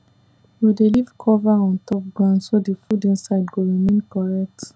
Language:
Nigerian Pidgin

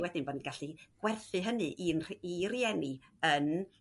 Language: Welsh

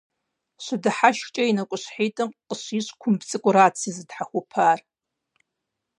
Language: Kabardian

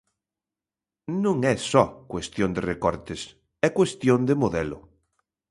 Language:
Galician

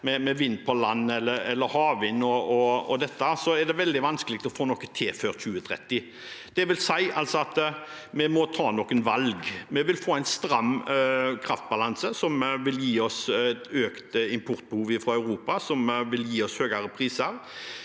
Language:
Norwegian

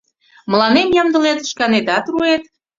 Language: Mari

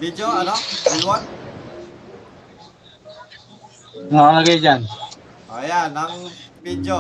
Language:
Filipino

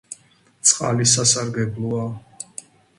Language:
Georgian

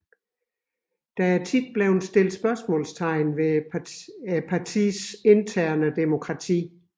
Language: Danish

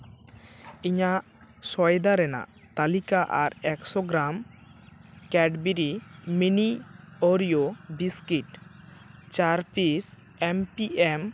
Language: Santali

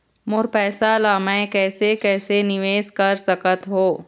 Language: Chhattisgarhi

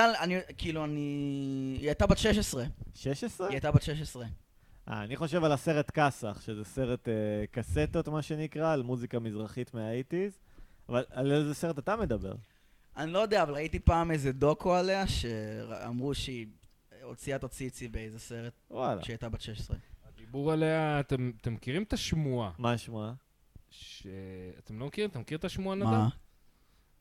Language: Hebrew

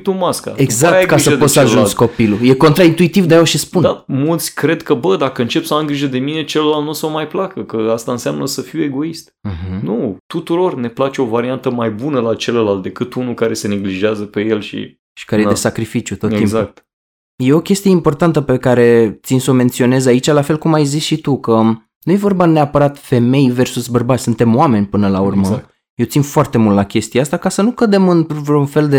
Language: Romanian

